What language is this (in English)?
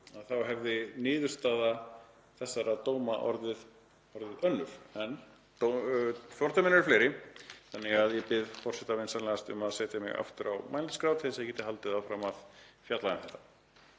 Icelandic